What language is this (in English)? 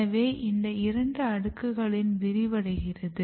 Tamil